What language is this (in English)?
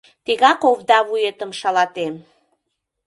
Mari